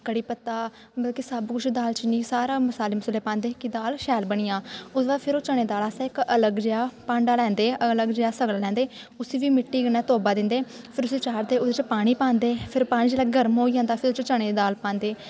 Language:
Dogri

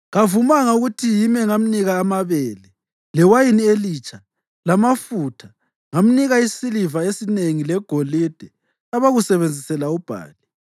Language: North Ndebele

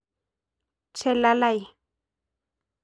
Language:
Masai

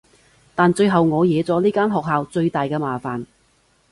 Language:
Cantonese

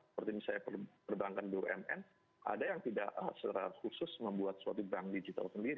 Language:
Indonesian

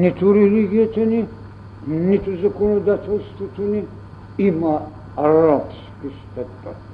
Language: Bulgarian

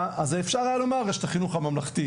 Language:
Hebrew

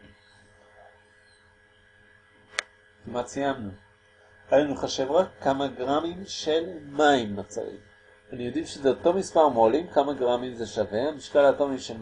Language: Hebrew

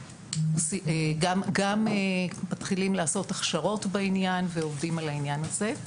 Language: Hebrew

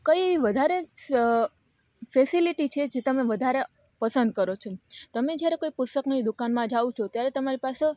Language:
Gujarati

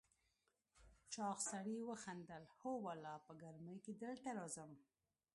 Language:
Pashto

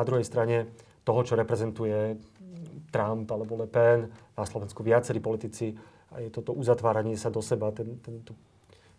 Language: Slovak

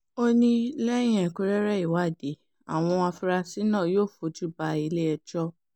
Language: Yoruba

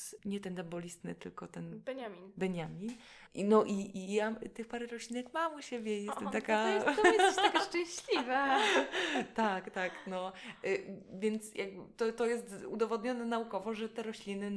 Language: Polish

